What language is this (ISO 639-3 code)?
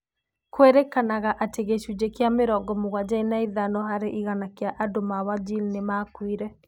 kik